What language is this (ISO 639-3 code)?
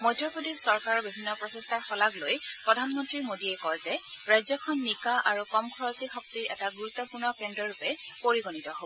asm